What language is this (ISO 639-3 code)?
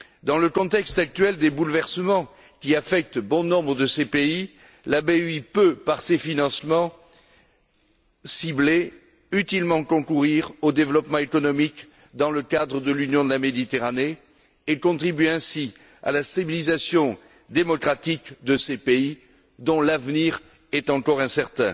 fra